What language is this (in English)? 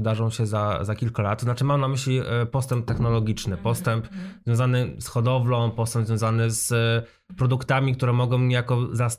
Polish